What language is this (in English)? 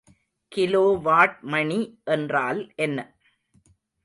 Tamil